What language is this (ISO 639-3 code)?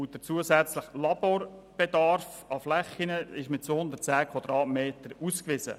gsw